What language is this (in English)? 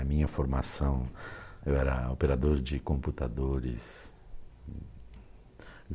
Portuguese